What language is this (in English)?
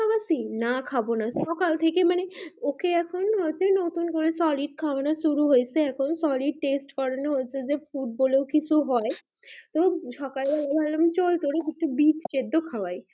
Bangla